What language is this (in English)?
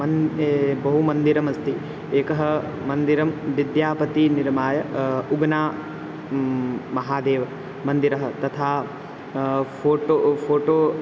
Sanskrit